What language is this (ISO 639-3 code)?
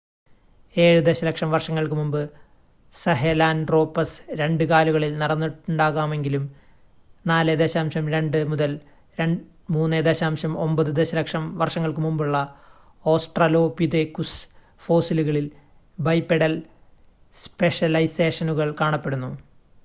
mal